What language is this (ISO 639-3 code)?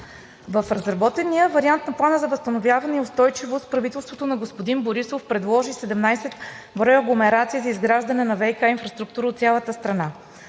bul